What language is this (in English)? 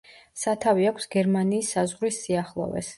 Georgian